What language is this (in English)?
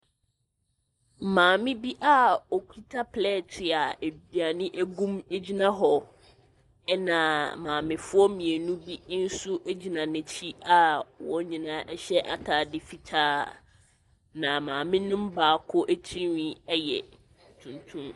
Akan